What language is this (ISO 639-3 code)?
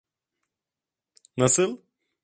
tur